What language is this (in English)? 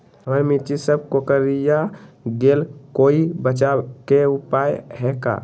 Magahi